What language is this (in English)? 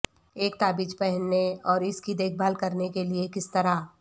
Urdu